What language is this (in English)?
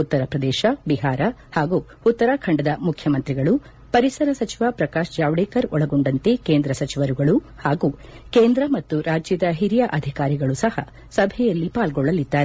Kannada